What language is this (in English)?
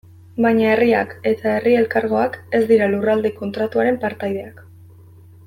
Basque